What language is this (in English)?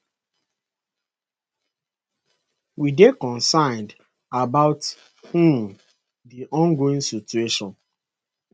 Nigerian Pidgin